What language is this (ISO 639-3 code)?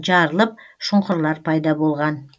kaz